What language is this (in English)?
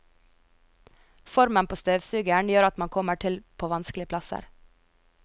Norwegian